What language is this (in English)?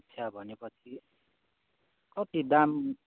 Nepali